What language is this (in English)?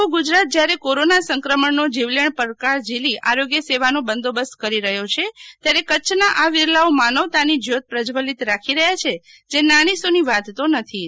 Gujarati